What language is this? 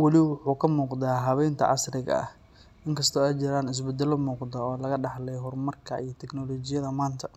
Somali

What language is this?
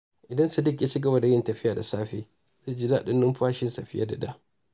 Hausa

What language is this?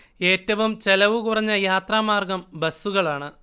Malayalam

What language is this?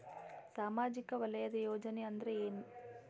Kannada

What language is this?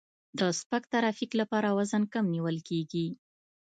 Pashto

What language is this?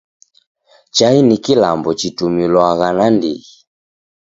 Taita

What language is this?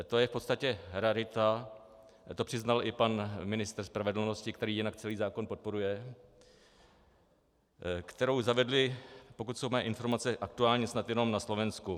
Czech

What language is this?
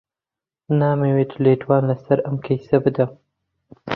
Central Kurdish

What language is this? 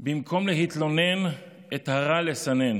Hebrew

